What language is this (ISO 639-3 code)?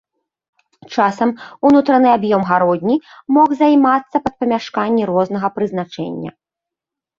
bel